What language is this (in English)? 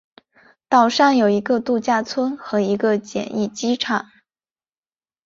Chinese